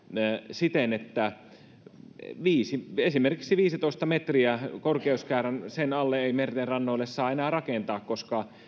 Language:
Finnish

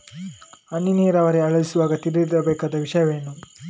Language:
Kannada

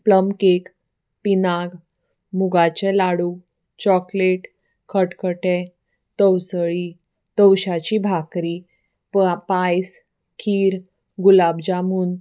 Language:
Konkani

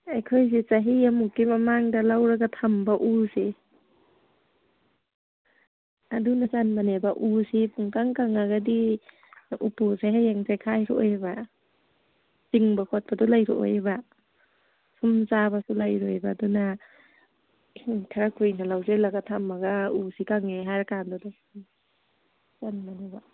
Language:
Manipuri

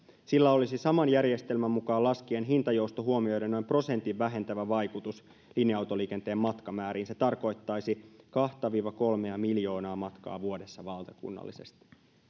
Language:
Finnish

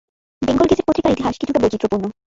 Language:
Bangla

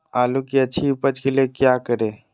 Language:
Magahi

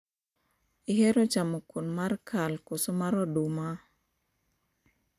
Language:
Luo (Kenya and Tanzania)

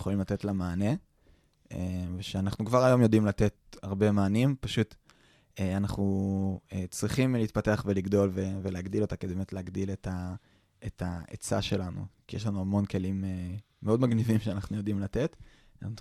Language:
Hebrew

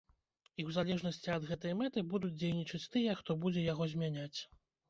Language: Belarusian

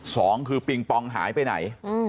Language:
Thai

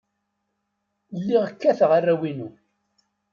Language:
Kabyle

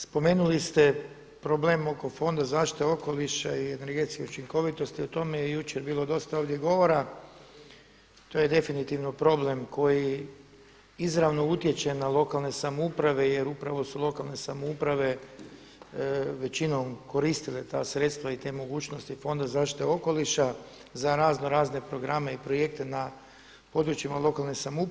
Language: Croatian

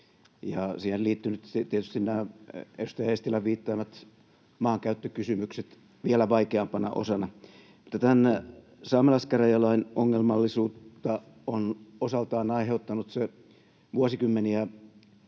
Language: Finnish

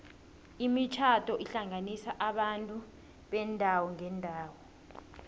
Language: South Ndebele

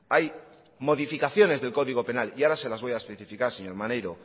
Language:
Spanish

